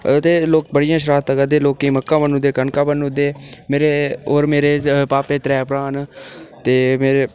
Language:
Dogri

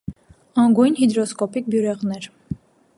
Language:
Armenian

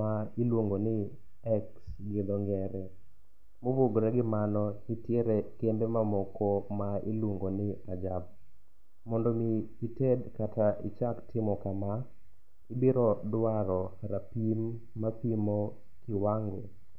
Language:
Luo (Kenya and Tanzania)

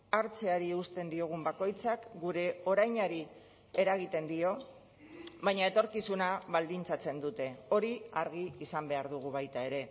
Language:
Basque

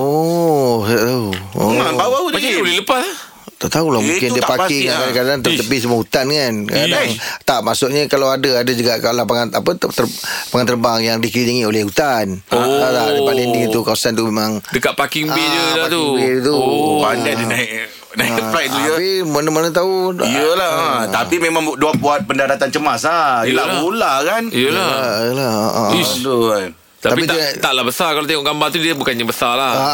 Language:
Malay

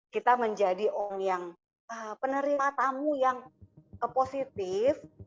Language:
Indonesian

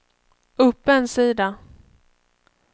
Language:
Swedish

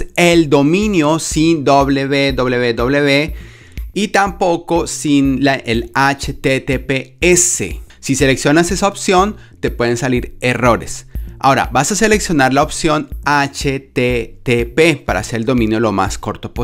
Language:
Spanish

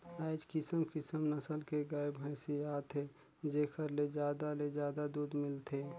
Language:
Chhattisgarhi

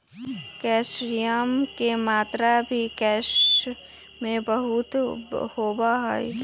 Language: Magahi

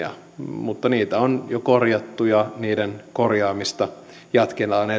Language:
Finnish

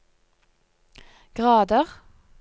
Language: Norwegian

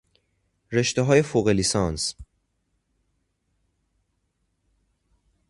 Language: Persian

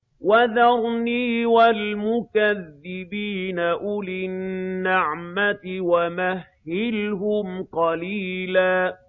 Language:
Arabic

